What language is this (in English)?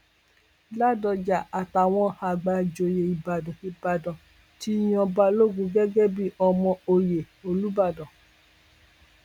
Yoruba